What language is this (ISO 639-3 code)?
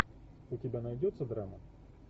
rus